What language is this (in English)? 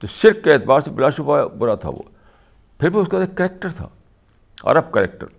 Urdu